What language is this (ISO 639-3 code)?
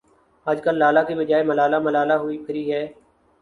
urd